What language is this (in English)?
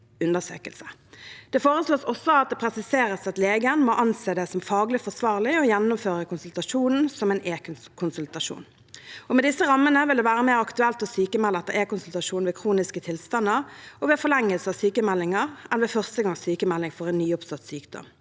Norwegian